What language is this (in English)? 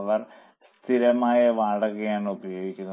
Malayalam